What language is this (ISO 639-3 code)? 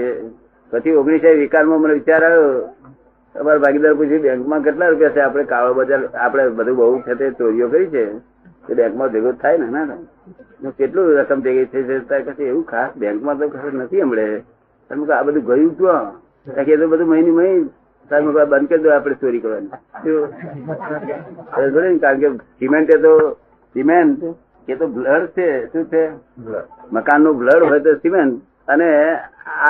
guj